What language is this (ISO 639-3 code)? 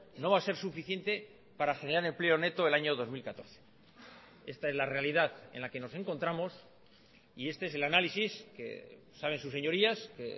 spa